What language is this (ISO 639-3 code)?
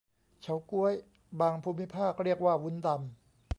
tha